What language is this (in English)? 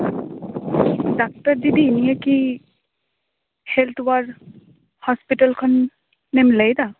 Santali